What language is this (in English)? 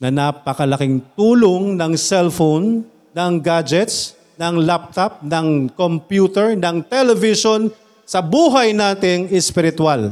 Filipino